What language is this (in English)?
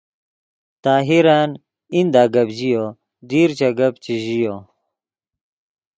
Yidgha